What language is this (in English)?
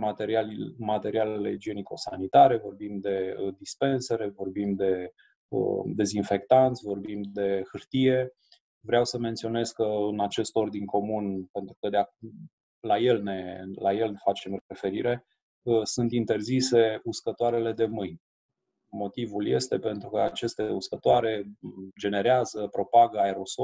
Romanian